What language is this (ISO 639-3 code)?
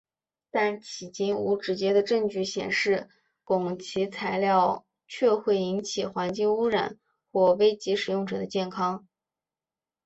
zho